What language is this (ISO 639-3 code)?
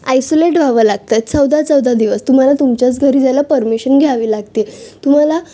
mar